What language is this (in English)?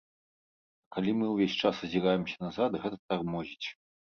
Belarusian